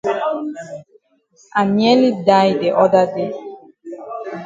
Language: Cameroon Pidgin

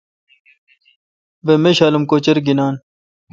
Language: Kalkoti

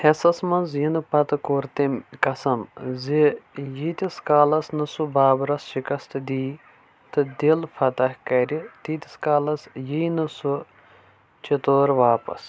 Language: Kashmiri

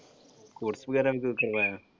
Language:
Punjabi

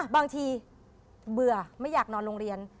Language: Thai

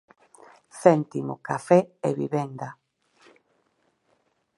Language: Galician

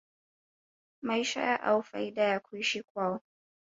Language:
Swahili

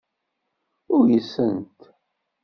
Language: Kabyle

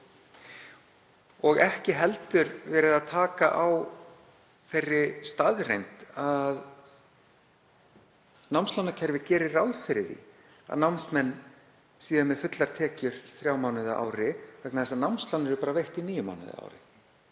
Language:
Icelandic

